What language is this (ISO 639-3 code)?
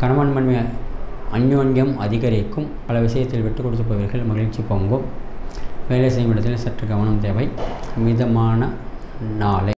tam